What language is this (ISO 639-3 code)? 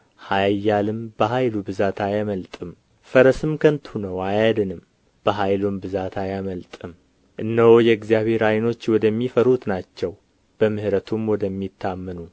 amh